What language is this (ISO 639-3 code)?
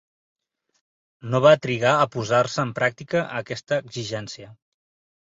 cat